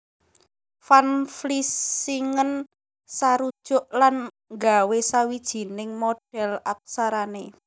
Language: Javanese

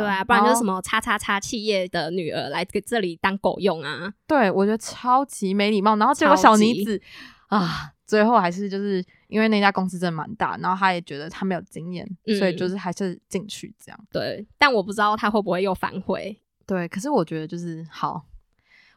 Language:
Chinese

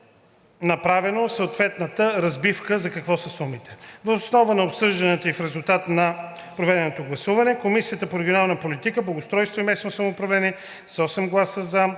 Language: Bulgarian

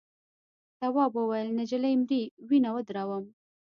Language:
Pashto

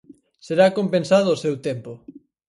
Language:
Galician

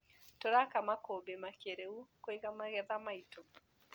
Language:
Kikuyu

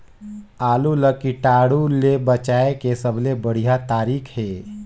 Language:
Chhattisgarhi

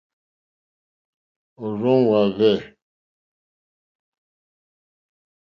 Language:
Mokpwe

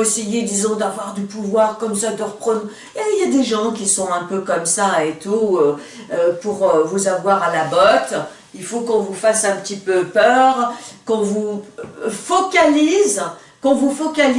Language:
French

